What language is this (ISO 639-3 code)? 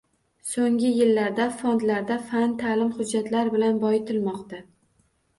uzb